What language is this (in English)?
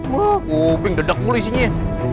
Indonesian